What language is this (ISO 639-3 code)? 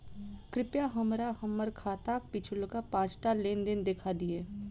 mai